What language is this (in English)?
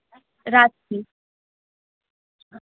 Bangla